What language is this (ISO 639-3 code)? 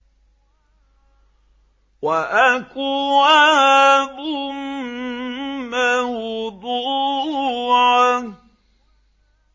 ara